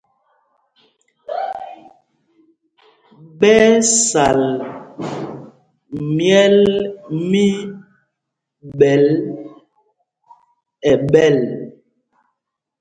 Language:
Mpumpong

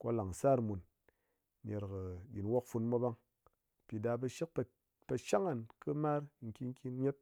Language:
Ngas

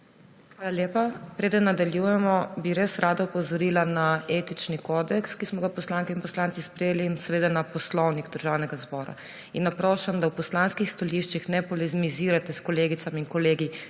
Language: Slovenian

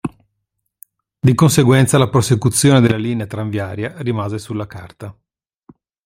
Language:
Italian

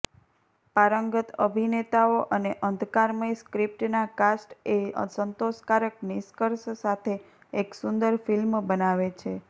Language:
Gujarati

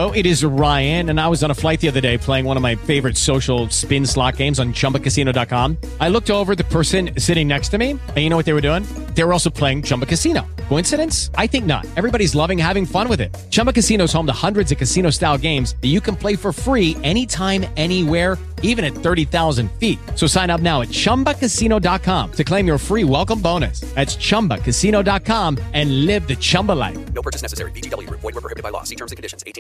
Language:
Danish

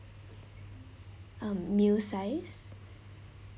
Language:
English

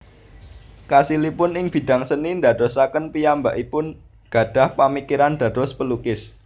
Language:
Javanese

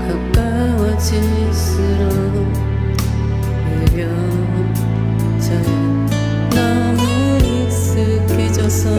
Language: Korean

